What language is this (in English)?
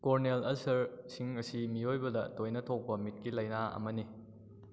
Manipuri